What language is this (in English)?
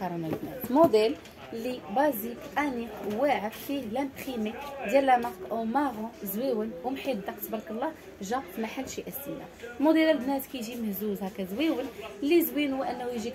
Arabic